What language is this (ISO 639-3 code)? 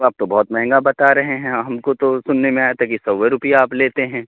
urd